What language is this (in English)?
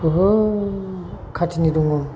Bodo